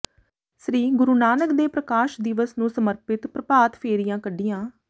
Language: Punjabi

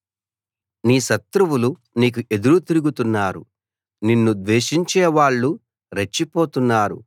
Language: Telugu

